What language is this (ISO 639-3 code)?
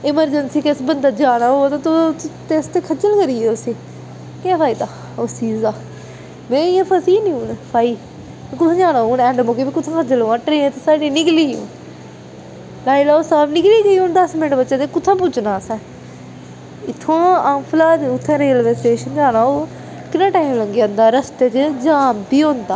doi